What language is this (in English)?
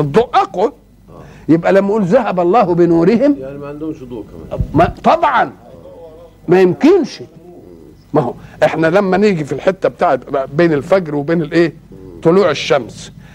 Arabic